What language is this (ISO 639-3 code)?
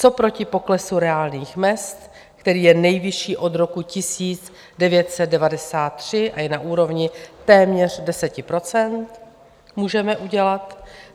ces